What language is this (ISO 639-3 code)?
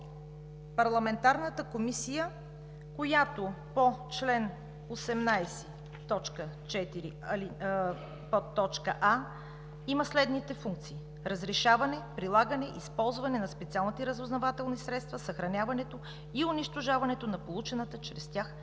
bul